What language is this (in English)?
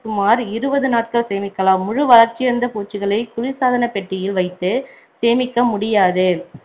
Tamil